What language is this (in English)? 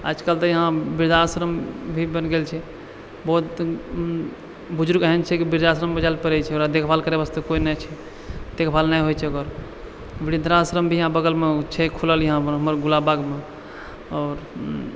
Maithili